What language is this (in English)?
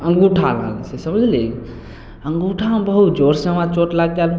Maithili